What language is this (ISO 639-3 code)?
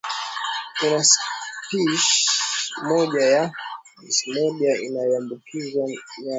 swa